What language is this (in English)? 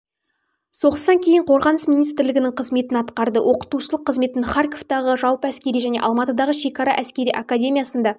Kazakh